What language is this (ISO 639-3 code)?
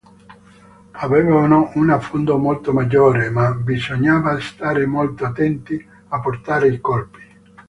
ita